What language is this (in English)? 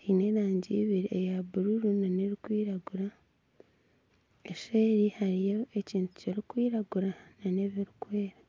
Nyankole